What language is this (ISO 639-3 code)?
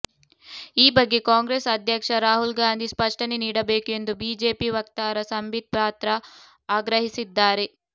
kan